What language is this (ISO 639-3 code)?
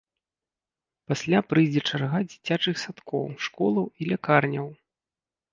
bel